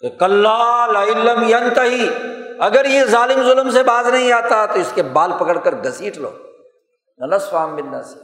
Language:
Urdu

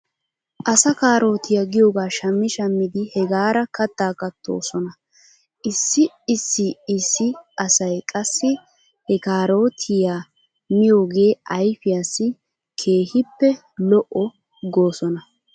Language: Wolaytta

